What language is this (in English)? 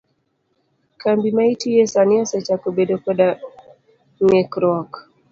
Luo (Kenya and Tanzania)